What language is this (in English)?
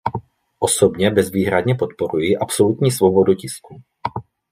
Czech